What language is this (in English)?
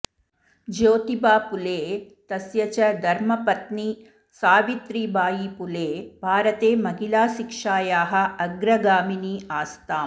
Sanskrit